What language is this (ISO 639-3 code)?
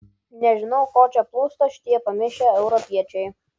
lit